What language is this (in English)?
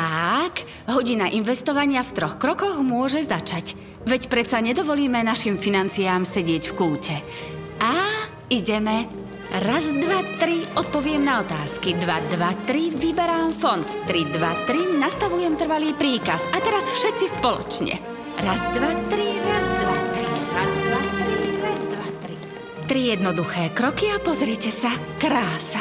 Slovak